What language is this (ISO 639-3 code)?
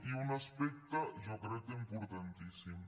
cat